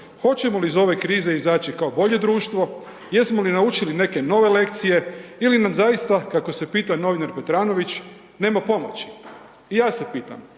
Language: Croatian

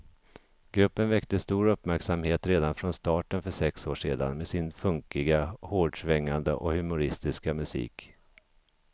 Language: Swedish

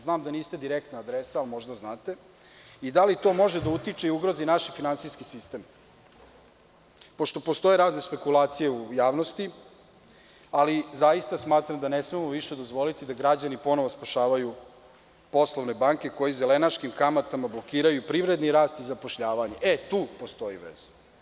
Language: Serbian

